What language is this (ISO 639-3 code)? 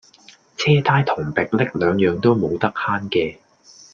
yue